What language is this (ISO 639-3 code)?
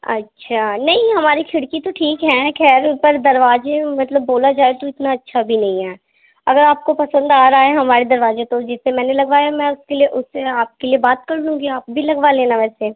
urd